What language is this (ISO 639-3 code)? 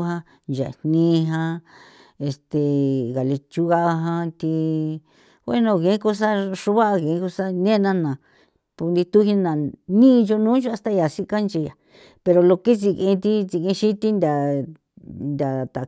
pow